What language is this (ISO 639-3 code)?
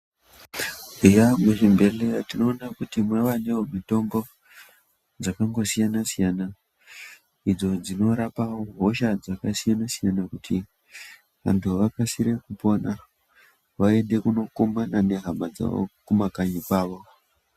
ndc